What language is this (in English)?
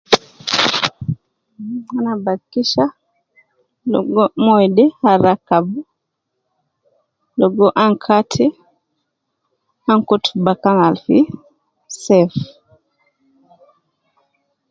Nubi